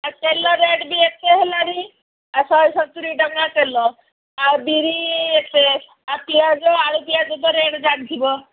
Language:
Odia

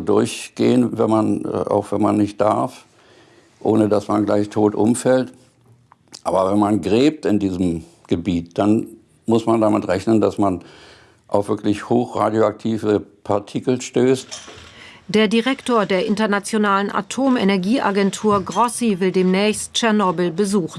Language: German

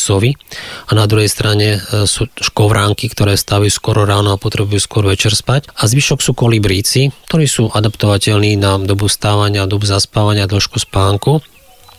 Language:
Slovak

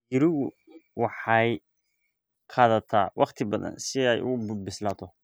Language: Somali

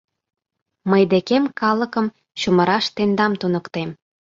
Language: Mari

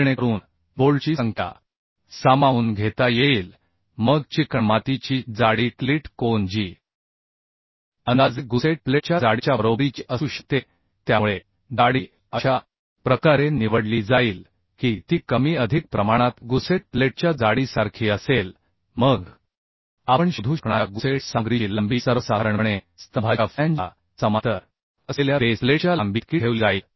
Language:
Marathi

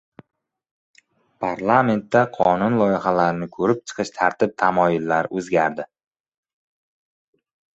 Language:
Uzbek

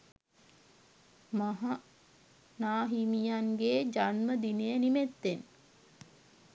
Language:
Sinhala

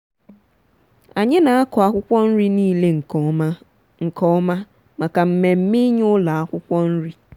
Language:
Igbo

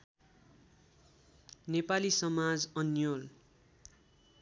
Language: Nepali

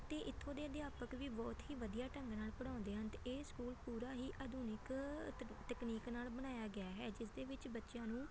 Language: Punjabi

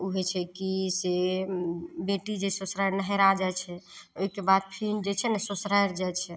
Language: Maithili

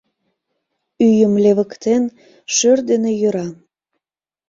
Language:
Mari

